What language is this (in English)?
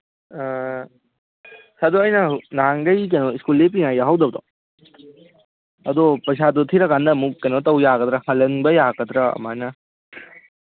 Manipuri